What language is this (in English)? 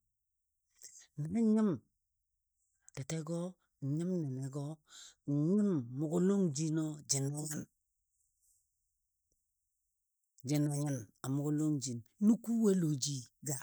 Dadiya